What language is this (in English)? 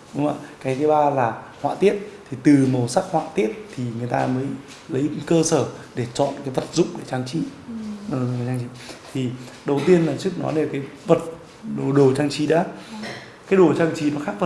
Vietnamese